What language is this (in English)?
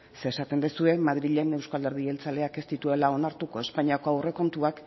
Basque